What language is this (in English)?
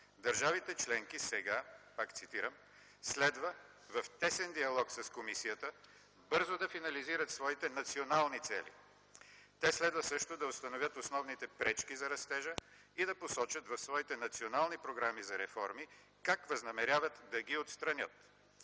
Bulgarian